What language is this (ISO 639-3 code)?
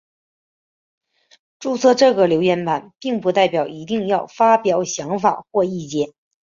zho